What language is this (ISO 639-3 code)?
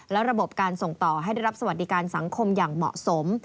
tha